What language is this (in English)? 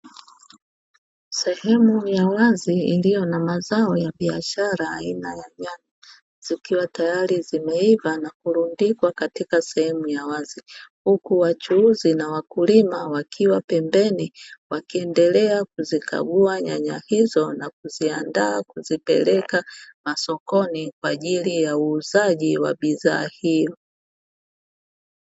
Swahili